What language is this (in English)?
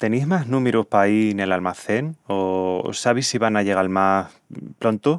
Extremaduran